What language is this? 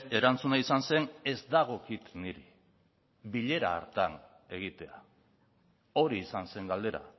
Basque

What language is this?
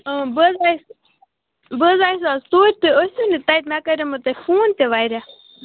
Kashmiri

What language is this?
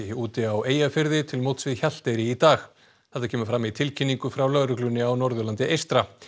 Icelandic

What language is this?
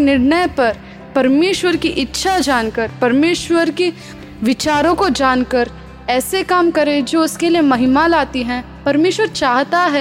Hindi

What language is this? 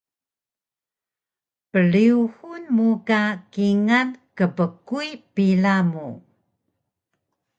Taroko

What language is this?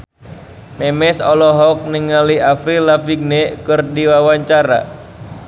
Sundanese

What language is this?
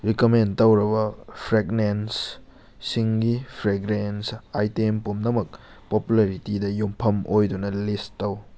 Manipuri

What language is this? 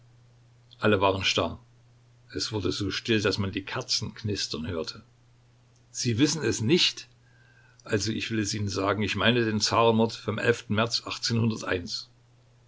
German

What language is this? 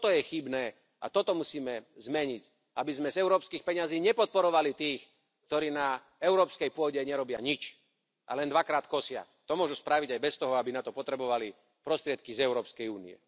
Slovak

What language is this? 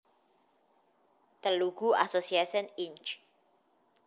Javanese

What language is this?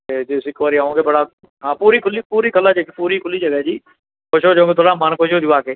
Punjabi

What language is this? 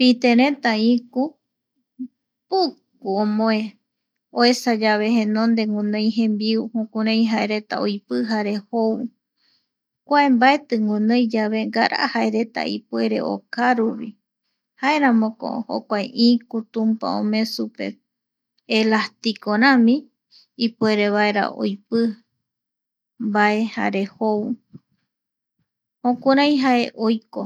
Eastern Bolivian Guaraní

